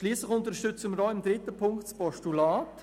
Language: Swiss German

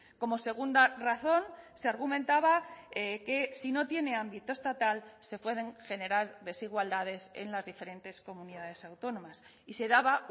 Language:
Spanish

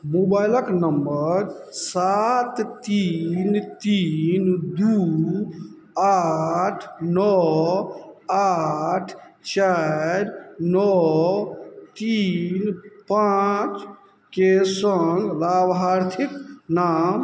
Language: Maithili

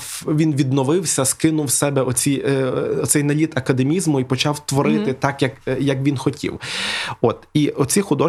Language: Ukrainian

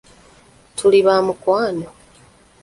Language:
Ganda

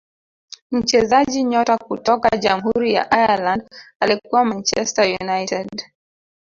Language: Swahili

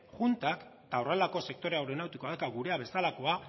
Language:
Basque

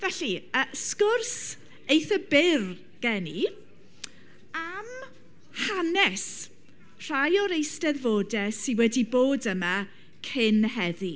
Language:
Welsh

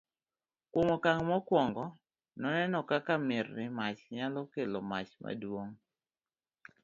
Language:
Luo (Kenya and Tanzania)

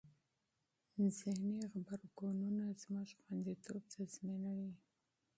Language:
Pashto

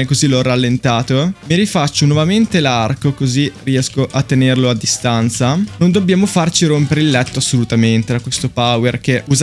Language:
Italian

